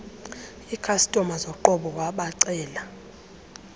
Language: Xhosa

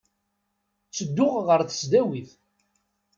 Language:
Kabyle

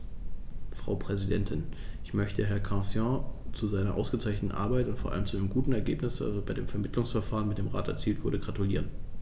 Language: German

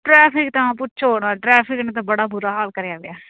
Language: Punjabi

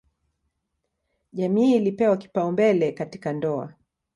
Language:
Swahili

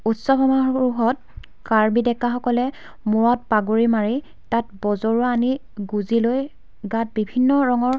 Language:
Assamese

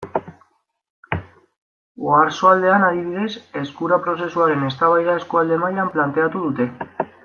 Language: Basque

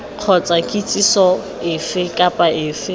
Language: Tswana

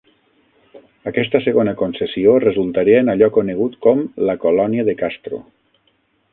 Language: Catalan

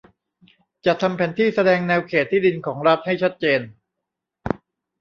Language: Thai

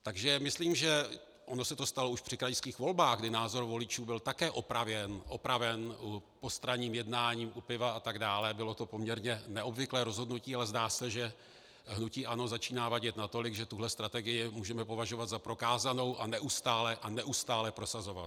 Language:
Czech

